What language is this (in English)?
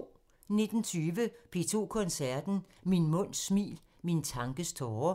Danish